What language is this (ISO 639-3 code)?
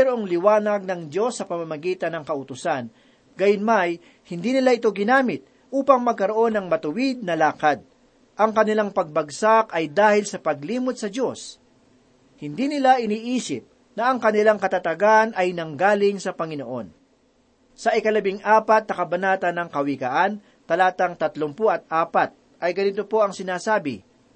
fil